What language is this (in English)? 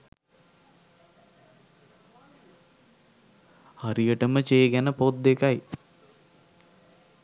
Sinhala